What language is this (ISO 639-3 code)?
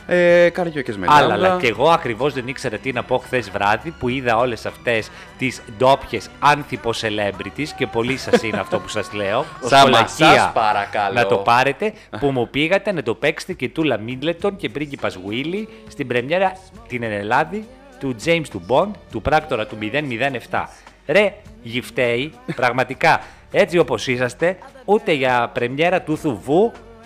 ell